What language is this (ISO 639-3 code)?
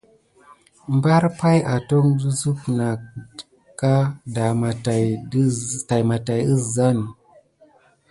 gid